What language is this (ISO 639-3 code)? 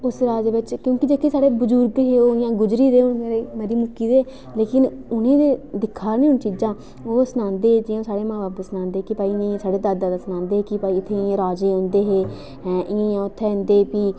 doi